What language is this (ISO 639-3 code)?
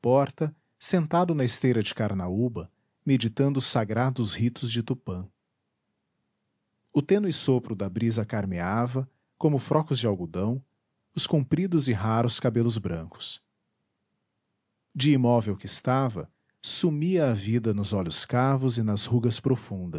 por